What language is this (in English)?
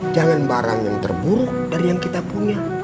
Indonesian